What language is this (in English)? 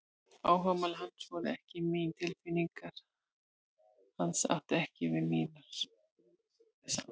Icelandic